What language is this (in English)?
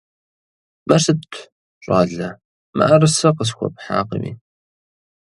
Kabardian